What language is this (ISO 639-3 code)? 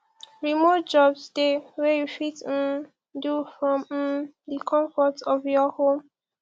pcm